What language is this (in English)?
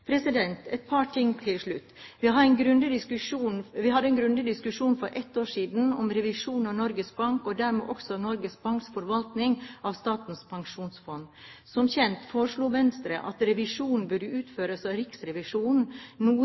Norwegian Bokmål